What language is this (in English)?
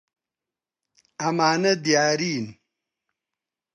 Central Kurdish